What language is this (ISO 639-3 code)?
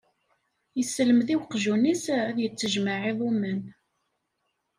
kab